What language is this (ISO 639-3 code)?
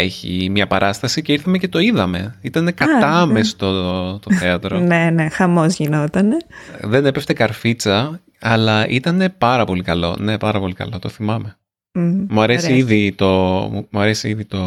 ell